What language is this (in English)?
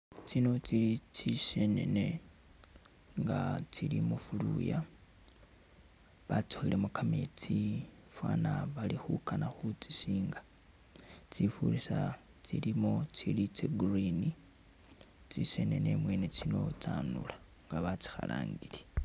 Masaaba